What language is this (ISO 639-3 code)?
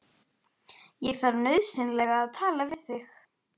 isl